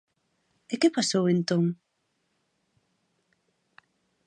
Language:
Galician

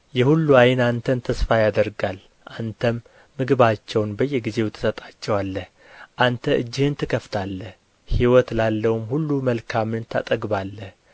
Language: Amharic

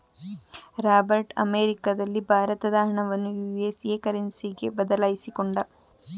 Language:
Kannada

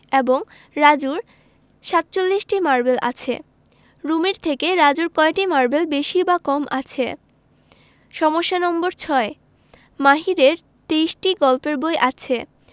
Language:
Bangla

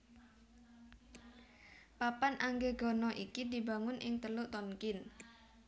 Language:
Javanese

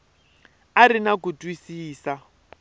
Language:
Tsonga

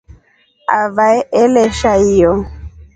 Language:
Rombo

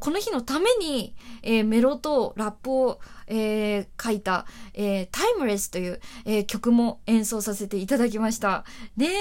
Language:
Japanese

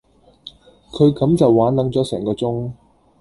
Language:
Cantonese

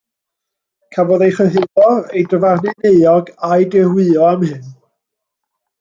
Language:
Welsh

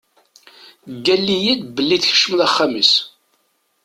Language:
Kabyle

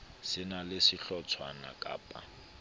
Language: Southern Sotho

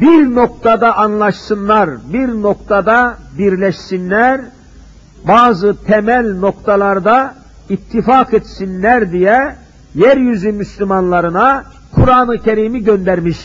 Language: Turkish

